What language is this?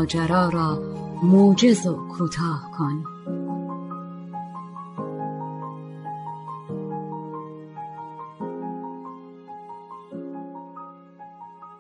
Persian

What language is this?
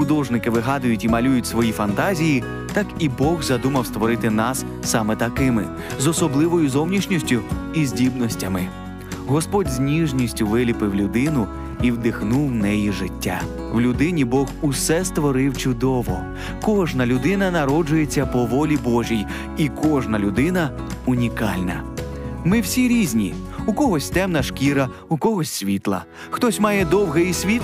Ukrainian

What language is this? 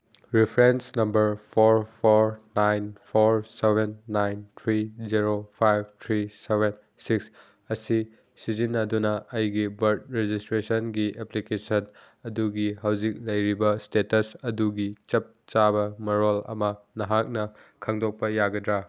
Manipuri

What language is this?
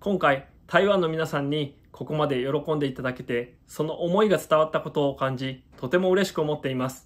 Japanese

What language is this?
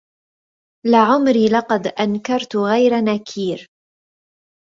Arabic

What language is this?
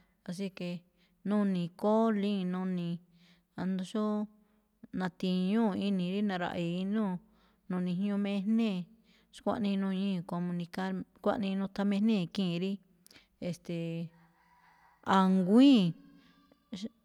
Malinaltepec Me'phaa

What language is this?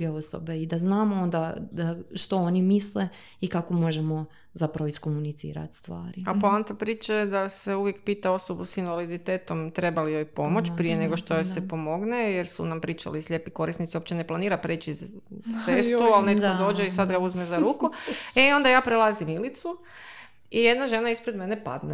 Croatian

